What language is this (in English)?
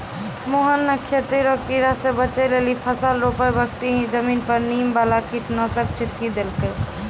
Maithili